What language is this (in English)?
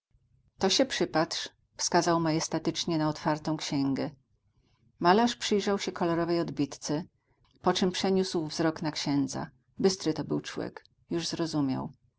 Polish